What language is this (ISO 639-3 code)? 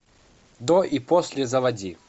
rus